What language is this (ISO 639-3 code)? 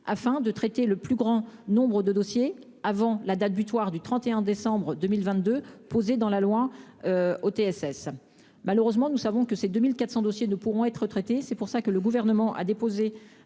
fra